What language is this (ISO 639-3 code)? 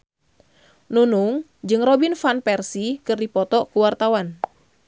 sun